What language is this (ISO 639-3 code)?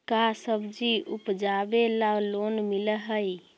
mag